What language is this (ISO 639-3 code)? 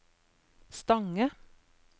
nor